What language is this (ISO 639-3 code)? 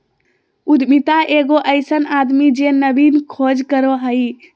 mag